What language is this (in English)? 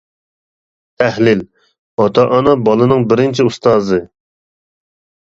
Uyghur